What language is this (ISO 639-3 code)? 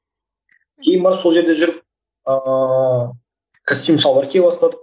kaz